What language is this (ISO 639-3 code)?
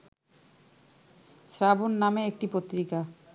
ben